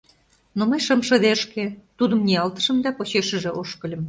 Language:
Mari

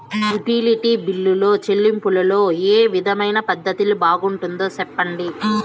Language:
Telugu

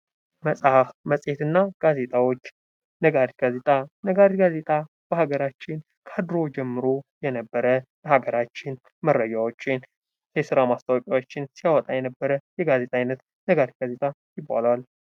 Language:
Amharic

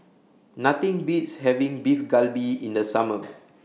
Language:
English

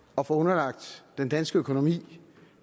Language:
Danish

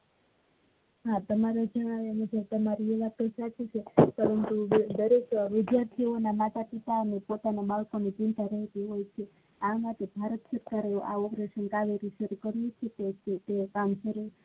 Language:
Gujarati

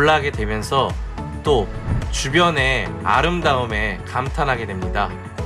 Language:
Korean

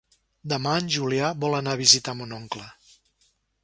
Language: Catalan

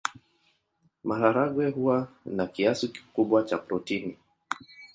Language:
Swahili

